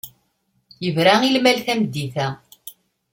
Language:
Kabyle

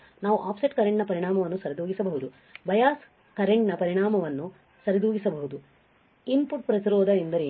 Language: Kannada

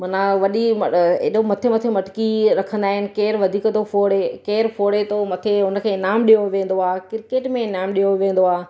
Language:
Sindhi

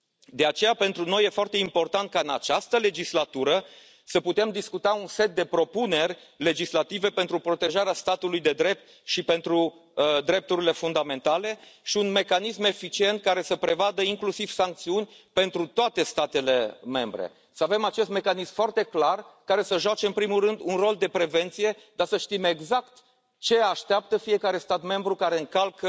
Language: Romanian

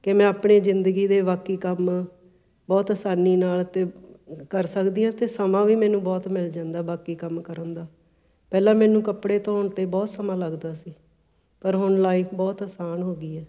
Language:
Punjabi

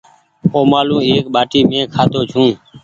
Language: Goaria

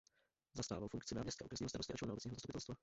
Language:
Czech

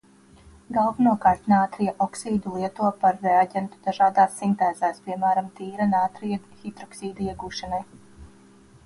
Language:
Latvian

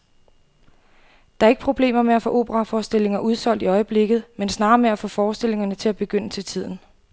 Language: Danish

